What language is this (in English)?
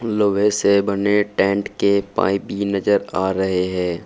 Hindi